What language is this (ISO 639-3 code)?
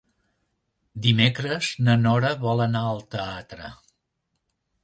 cat